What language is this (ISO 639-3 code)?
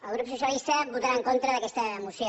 cat